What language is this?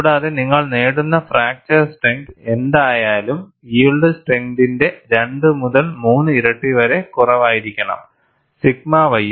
Malayalam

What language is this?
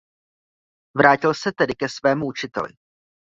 Czech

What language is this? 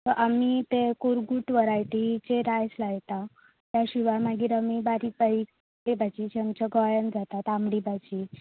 Konkani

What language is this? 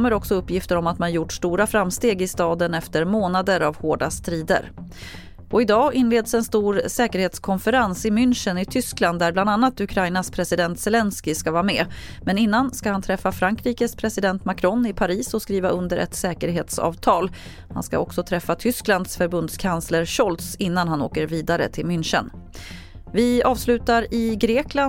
Swedish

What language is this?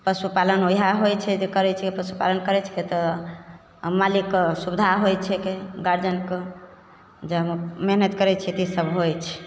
Maithili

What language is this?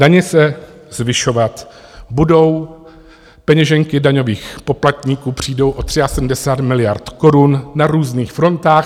Czech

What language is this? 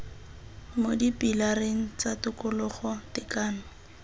Tswana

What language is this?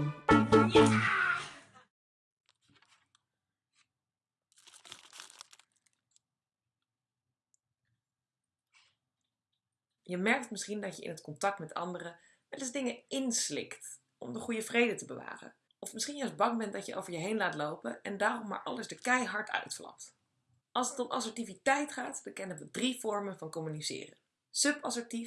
Dutch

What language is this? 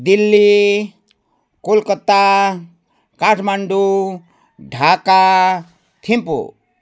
Nepali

